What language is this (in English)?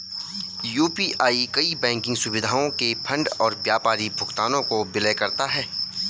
Hindi